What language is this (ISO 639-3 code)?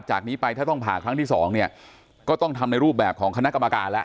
tha